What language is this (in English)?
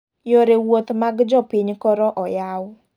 Luo (Kenya and Tanzania)